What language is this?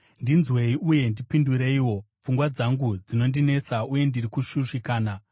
Shona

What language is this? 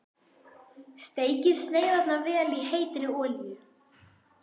Icelandic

